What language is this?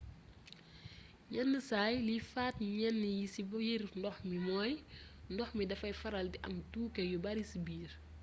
Wolof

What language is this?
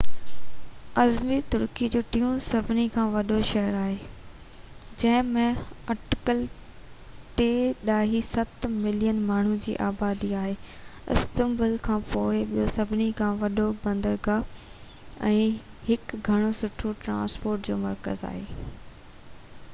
Sindhi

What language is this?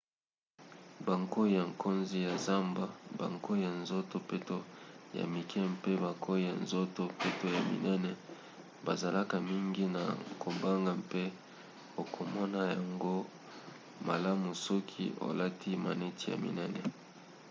Lingala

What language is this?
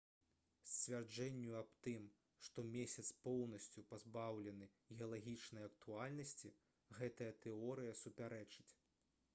Belarusian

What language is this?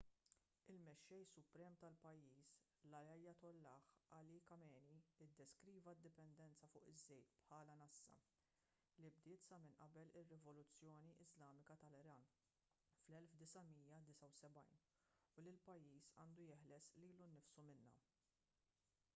Maltese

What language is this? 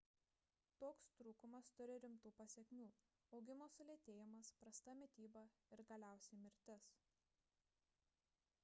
Lithuanian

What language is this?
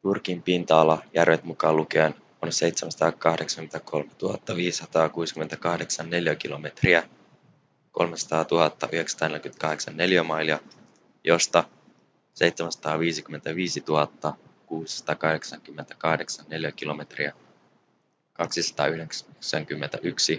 Finnish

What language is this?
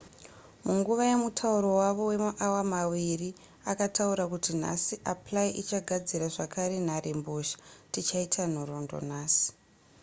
Shona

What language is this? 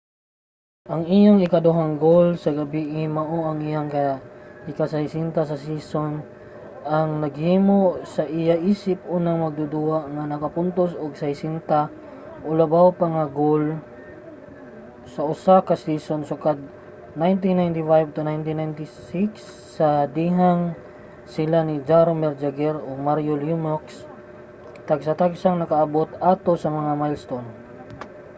Cebuano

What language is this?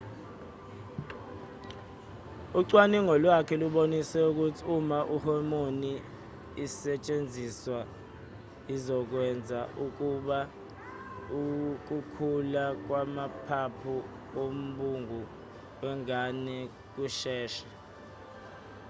Zulu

